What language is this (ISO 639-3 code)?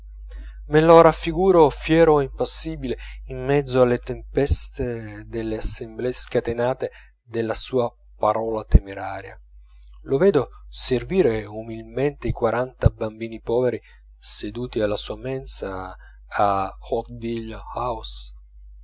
ita